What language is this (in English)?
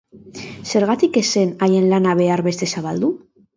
Basque